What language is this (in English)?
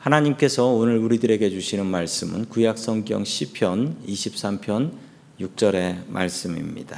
Korean